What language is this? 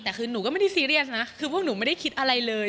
Thai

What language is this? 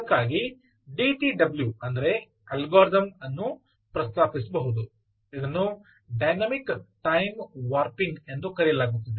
Kannada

